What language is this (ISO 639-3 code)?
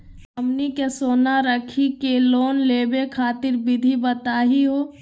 mag